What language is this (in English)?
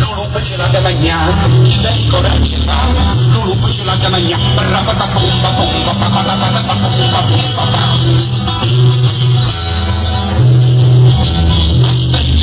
Arabic